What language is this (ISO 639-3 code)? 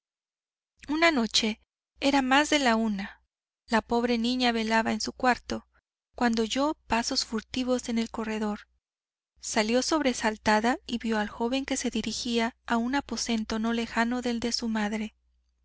spa